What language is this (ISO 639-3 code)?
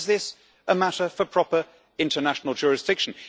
eng